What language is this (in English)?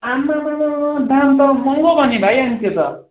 Nepali